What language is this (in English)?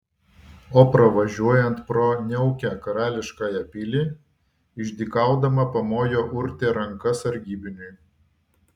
Lithuanian